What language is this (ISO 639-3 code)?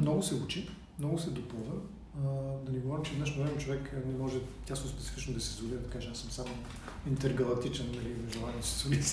bul